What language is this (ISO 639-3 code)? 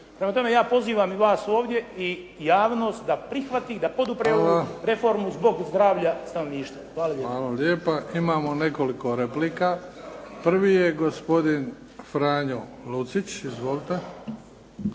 hrv